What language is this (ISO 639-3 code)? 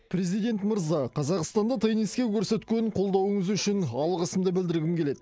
kaz